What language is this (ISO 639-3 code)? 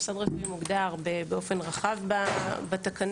heb